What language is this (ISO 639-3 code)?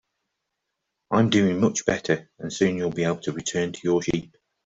eng